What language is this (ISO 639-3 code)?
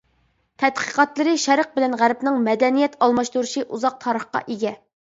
uig